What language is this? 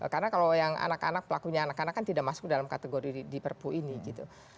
Indonesian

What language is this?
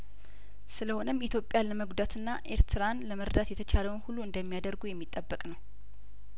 Amharic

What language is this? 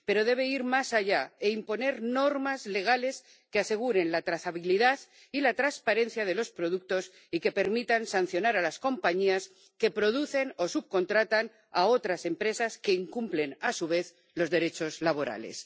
Spanish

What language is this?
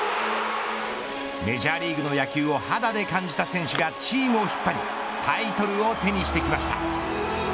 Japanese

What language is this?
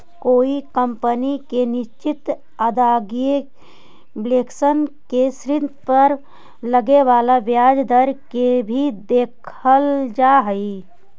Magahi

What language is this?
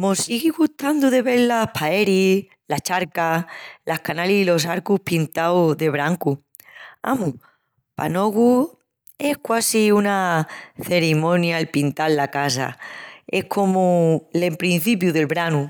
Extremaduran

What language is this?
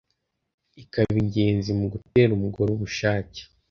Kinyarwanda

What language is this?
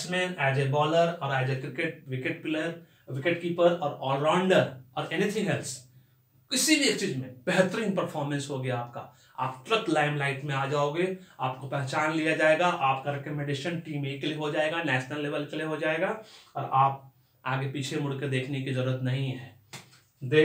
Hindi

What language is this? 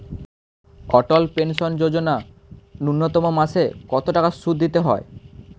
Bangla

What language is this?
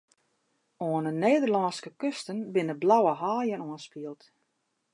Western Frisian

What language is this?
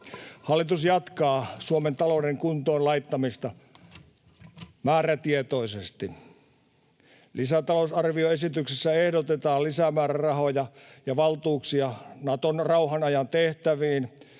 Finnish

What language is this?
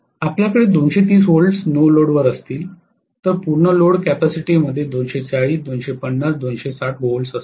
Marathi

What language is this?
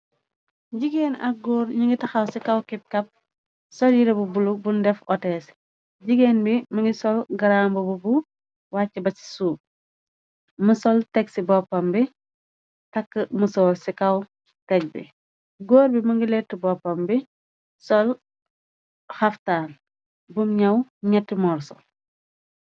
Wolof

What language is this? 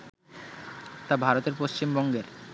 Bangla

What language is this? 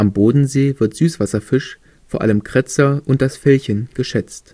German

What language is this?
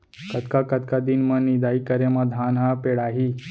Chhattisgarhi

